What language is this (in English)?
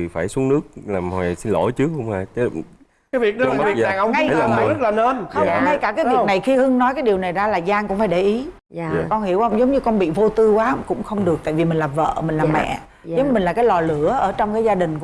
Vietnamese